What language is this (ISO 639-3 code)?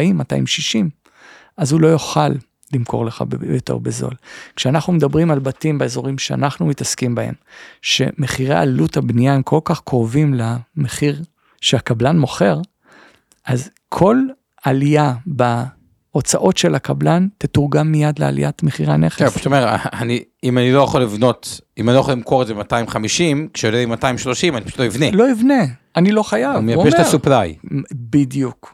heb